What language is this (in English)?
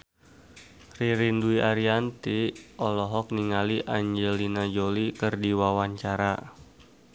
Sundanese